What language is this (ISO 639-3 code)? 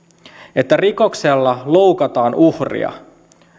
fin